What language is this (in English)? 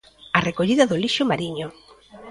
Galician